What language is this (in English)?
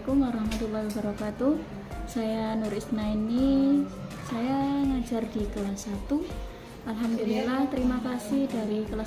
Indonesian